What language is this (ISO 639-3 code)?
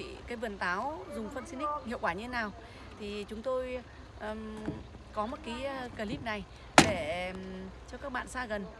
vie